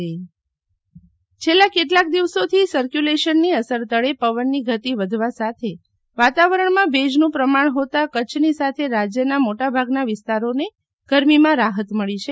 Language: Gujarati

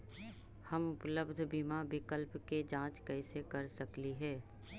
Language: Magahi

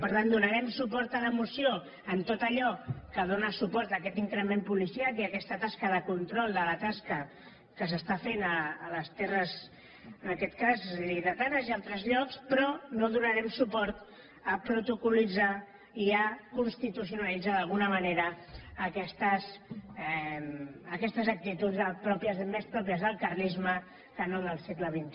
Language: Catalan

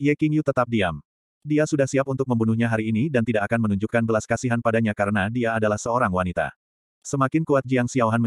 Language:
Indonesian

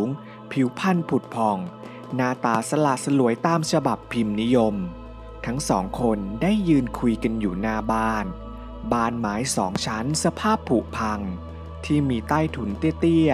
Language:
Thai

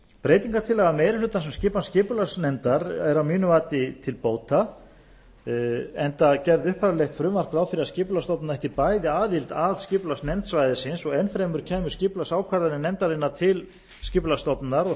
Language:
Icelandic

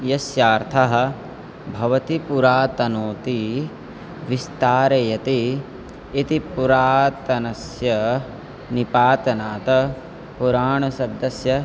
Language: Sanskrit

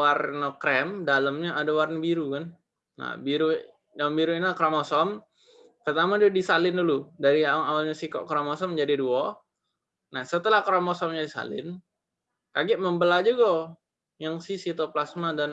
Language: Indonesian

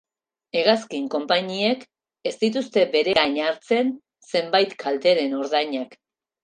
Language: Basque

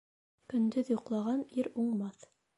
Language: Bashkir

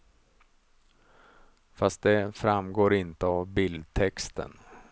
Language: Swedish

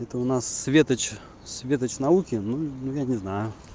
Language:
Russian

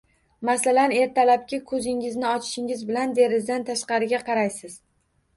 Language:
Uzbek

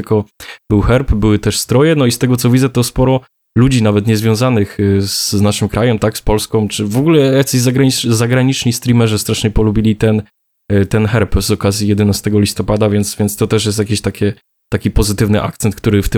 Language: Polish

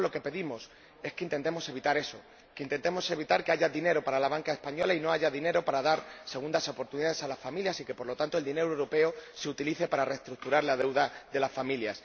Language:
Spanish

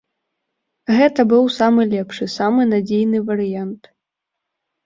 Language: Belarusian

